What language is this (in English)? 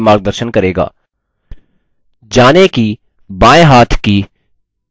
Hindi